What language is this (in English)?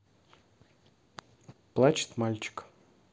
Russian